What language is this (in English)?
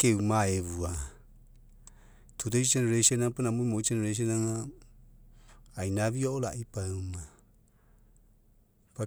Mekeo